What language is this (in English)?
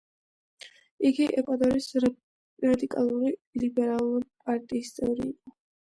Georgian